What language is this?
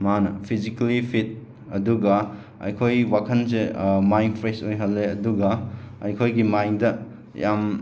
Manipuri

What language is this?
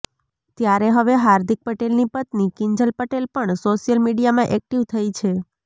Gujarati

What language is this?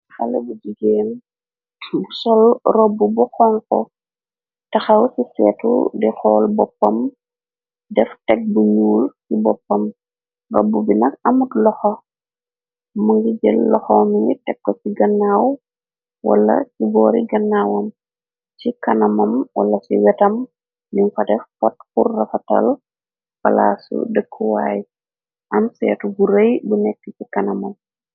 Wolof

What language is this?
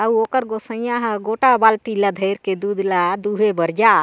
Chhattisgarhi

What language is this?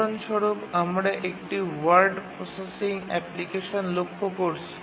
Bangla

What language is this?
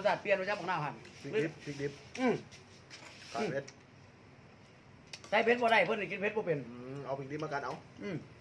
Thai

